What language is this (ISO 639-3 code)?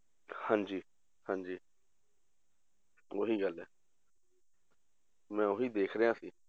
pan